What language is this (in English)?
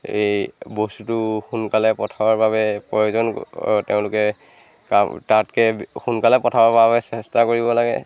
Assamese